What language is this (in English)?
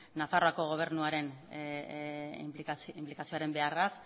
Basque